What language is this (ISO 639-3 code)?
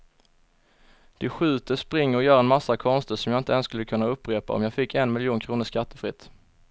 swe